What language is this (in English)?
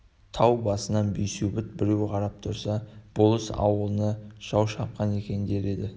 Kazakh